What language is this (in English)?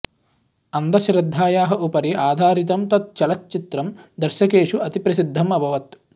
Sanskrit